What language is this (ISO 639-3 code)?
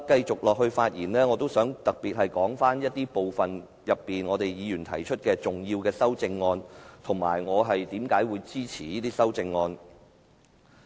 yue